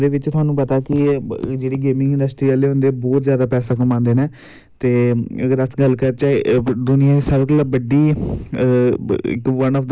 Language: Dogri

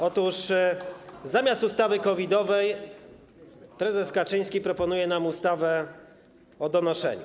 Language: Polish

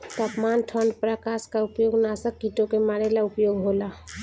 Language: Bhojpuri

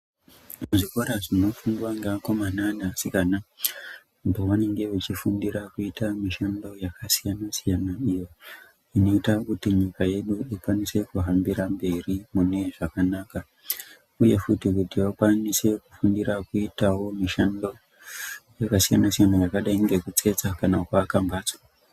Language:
Ndau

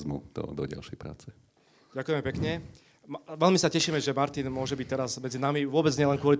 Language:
Slovak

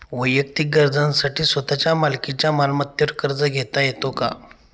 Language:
Marathi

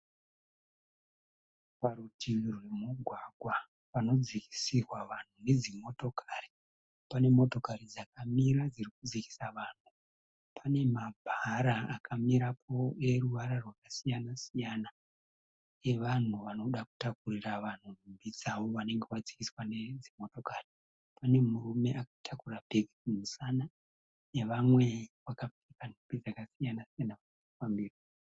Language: Shona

